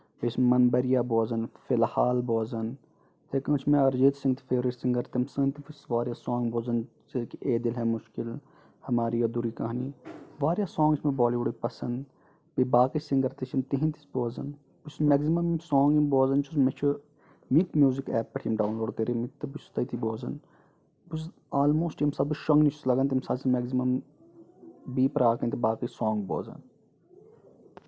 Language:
Kashmiri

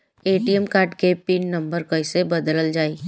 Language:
Bhojpuri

